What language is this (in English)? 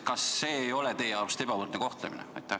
Estonian